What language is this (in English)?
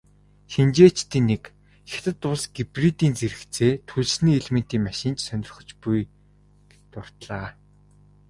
Mongolian